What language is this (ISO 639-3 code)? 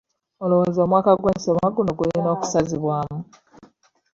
lug